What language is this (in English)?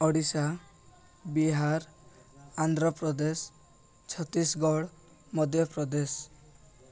Odia